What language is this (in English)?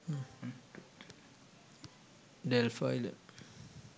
Sinhala